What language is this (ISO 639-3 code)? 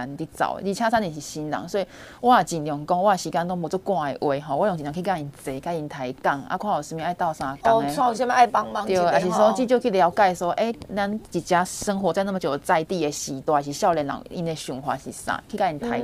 zho